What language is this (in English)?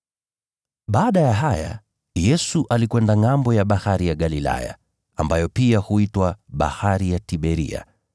Swahili